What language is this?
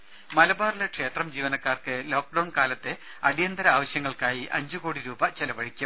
Malayalam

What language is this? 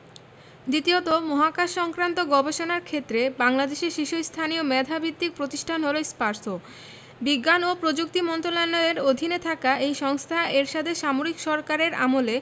Bangla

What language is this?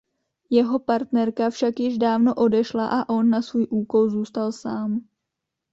Czech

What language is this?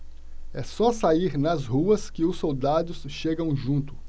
Portuguese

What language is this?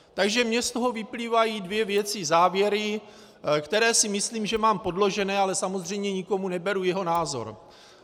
Czech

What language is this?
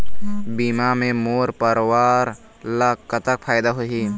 Chhattisgarhi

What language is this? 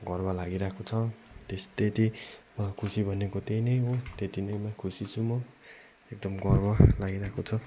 Nepali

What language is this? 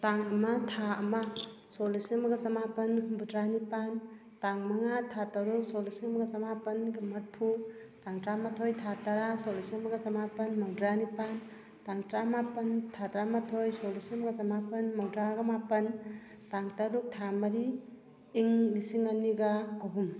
Manipuri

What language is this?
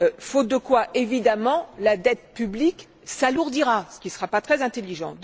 French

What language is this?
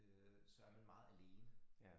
Danish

